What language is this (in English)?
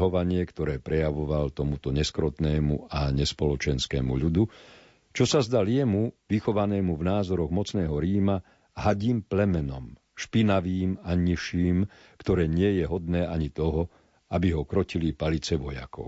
Slovak